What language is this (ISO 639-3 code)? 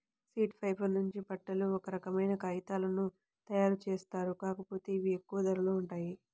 tel